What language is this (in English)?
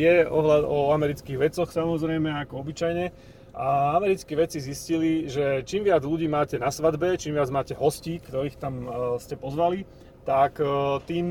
Slovak